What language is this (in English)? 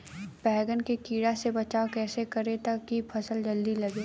Bhojpuri